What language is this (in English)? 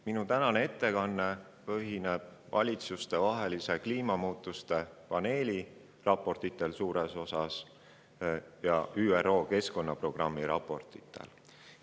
Estonian